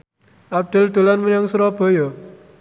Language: Javanese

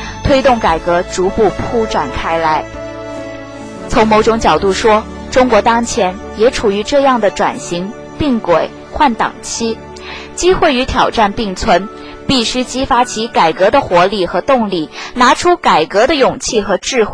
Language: Chinese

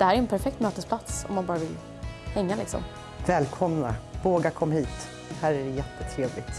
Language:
Swedish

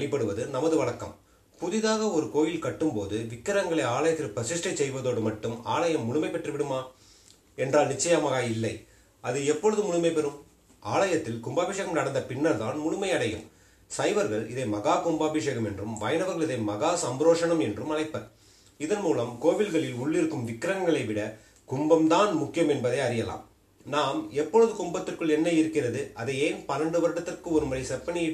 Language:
Tamil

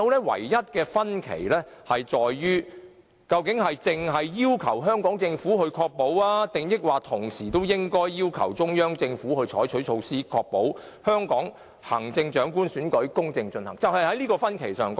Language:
Cantonese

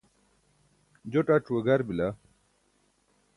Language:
Burushaski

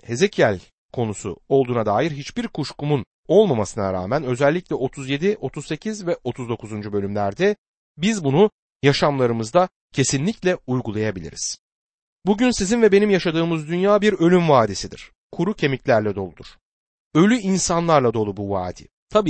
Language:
Turkish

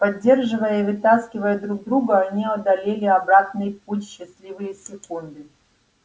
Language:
Russian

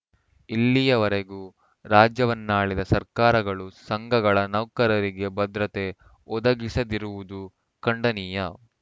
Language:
Kannada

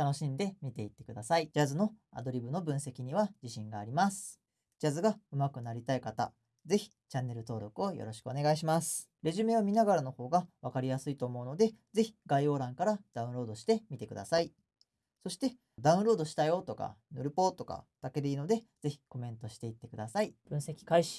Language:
Japanese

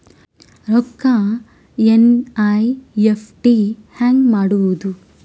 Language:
Kannada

